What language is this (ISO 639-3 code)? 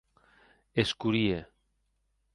oci